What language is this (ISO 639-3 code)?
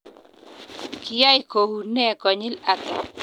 kln